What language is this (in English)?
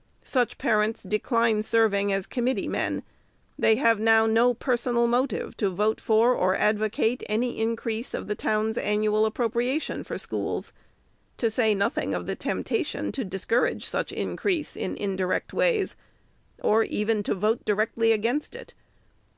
English